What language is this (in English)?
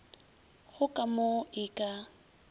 Northern Sotho